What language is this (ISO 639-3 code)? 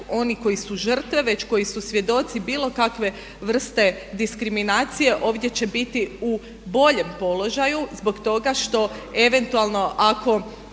hrv